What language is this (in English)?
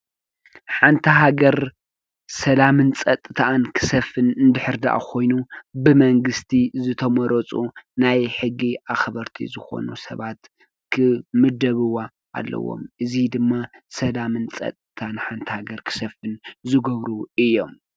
Tigrinya